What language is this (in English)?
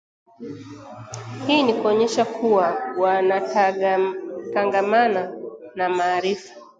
Swahili